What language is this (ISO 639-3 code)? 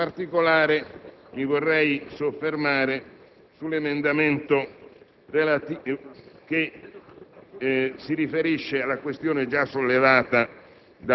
ita